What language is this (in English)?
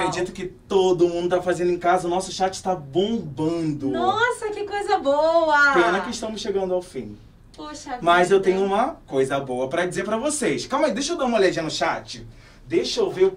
Portuguese